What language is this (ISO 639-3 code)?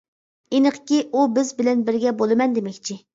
uig